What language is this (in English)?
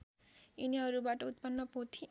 Nepali